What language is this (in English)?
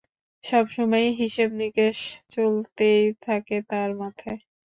Bangla